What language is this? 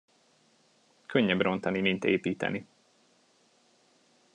Hungarian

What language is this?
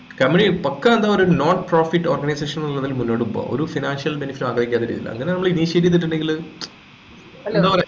Malayalam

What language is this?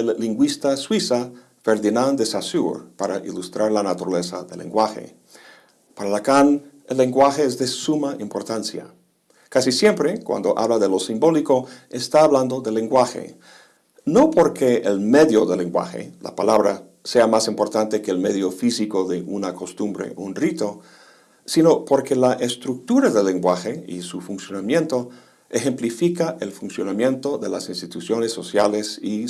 Spanish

